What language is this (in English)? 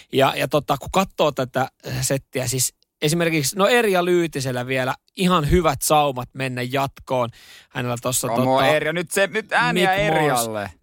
Finnish